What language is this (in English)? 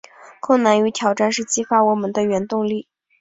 Chinese